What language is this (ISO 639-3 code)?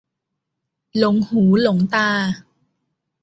tha